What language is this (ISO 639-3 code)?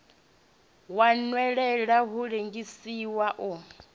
ven